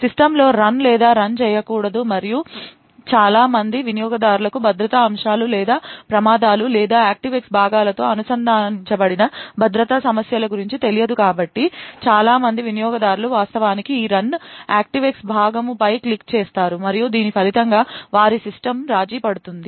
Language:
Telugu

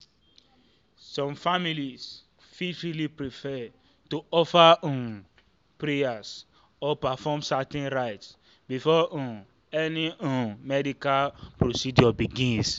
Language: Nigerian Pidgin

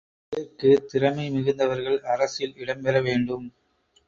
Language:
Tamil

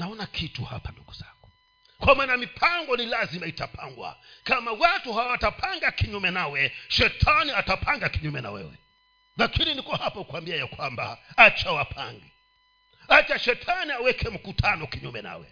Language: Swahili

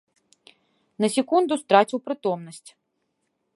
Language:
Belarusian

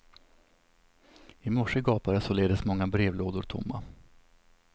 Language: Swedish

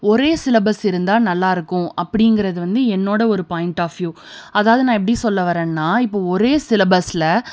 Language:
Tamil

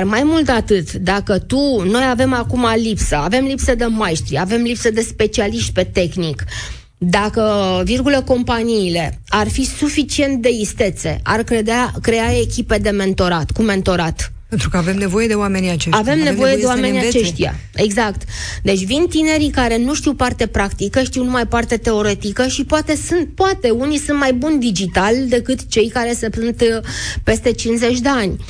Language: Romanian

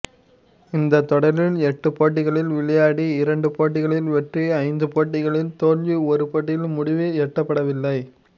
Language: Tamil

